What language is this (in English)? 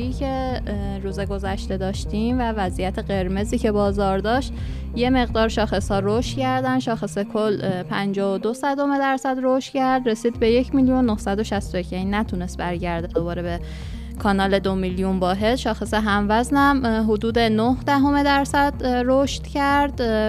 Persian